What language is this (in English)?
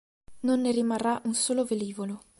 Italian